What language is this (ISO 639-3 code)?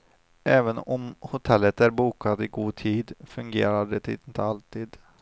swe